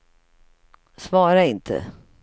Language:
Swedish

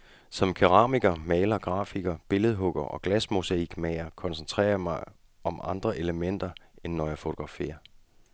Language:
Danish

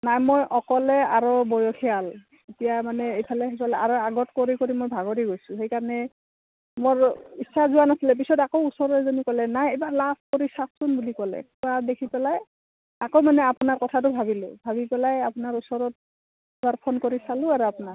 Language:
Assamese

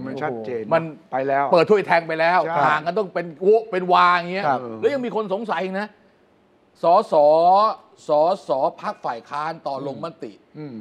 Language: Thai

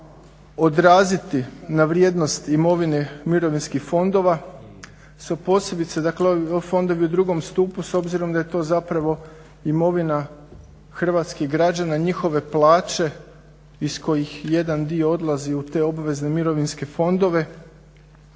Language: Croatian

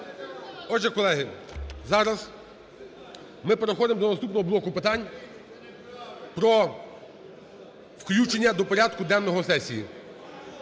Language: Ukrainian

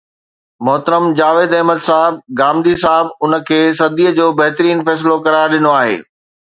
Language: Sindhi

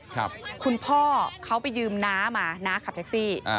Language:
Thai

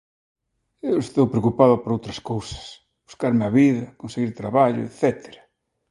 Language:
Galician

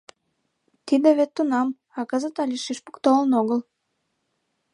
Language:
Mari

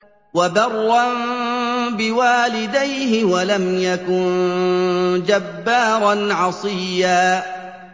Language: Arabic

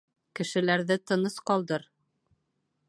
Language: Bashkir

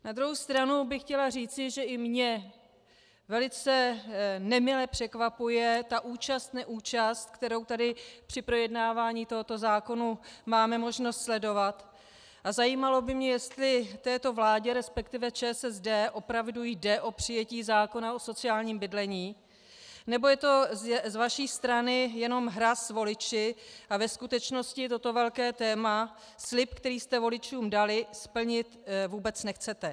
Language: Czech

